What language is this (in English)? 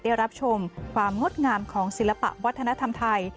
Thai